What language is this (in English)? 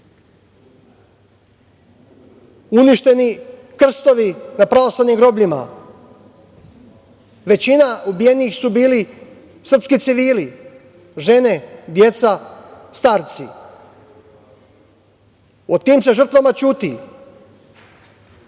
Serbian